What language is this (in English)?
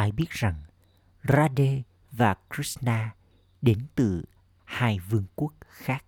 Vietnamese